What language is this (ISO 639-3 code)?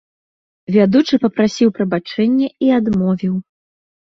bel